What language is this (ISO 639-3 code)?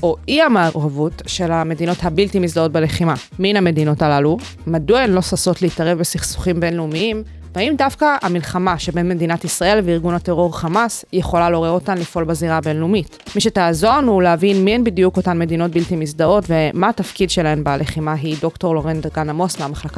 heb